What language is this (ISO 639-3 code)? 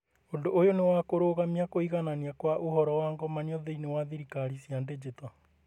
kik